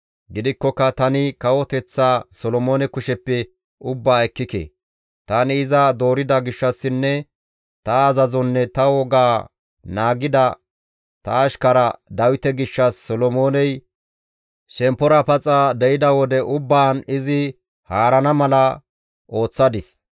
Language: Gamo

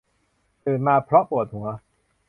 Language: Thai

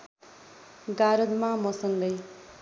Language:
Nepali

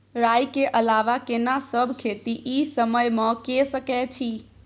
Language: Maithili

